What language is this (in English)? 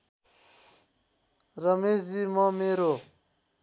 Nepali